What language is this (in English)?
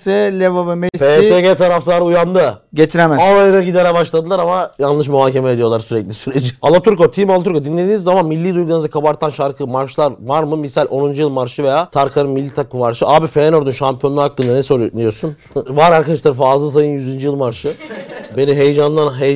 Turkish